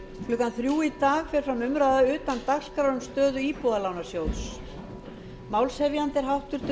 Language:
Icelandic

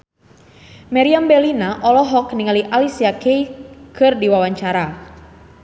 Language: Sundanese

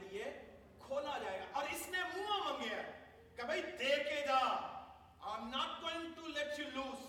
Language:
Urdu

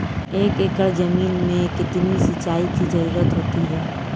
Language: Hindi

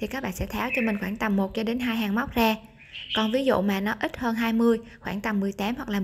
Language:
Vietnamese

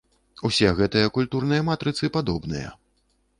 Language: Belarusian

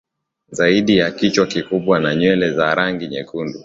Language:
Swahili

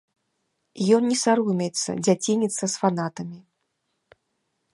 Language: Belarusian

